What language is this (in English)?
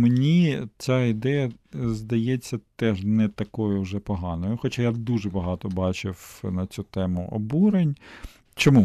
Ukrainian